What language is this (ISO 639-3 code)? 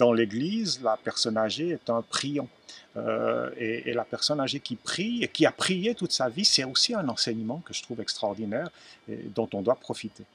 fra